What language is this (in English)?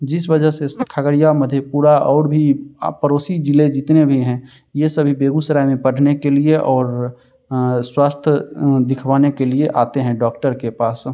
Hindi